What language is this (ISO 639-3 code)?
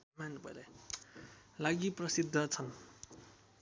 nep